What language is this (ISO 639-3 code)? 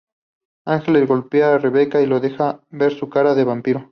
spa